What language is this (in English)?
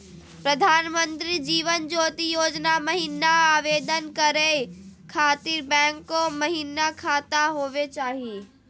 Magahi